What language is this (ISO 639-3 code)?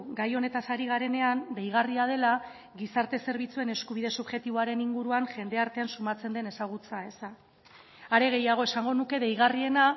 eus